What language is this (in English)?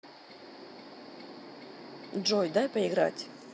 Russian